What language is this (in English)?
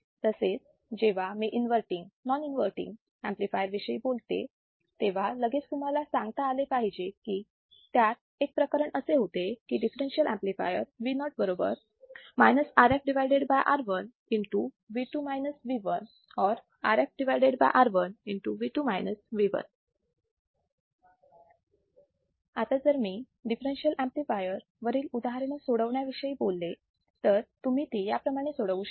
Marathi